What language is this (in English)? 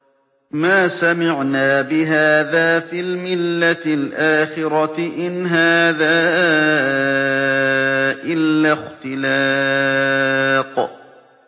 Arabic